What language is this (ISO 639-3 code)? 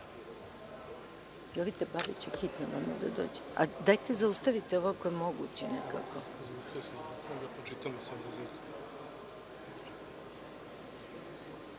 srp